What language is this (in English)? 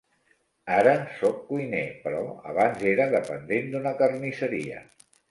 Catalan